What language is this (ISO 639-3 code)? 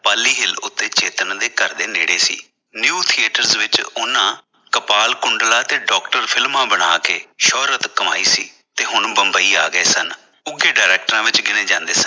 pan